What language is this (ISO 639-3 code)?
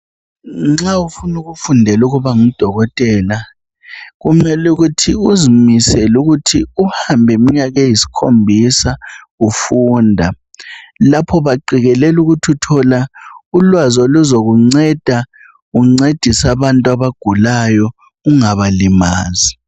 nde